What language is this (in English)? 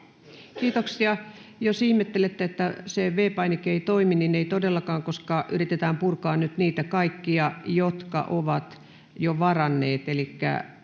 Finnish